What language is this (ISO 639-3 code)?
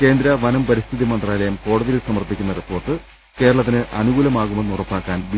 mal